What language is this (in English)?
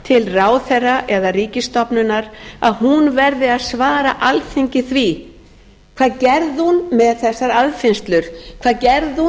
Icelandic